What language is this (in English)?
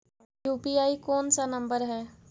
Magahi